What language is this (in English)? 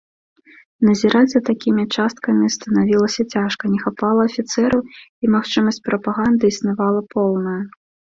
Belarusian